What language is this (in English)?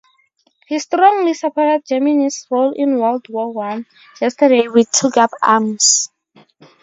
English